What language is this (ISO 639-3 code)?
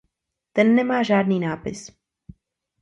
ces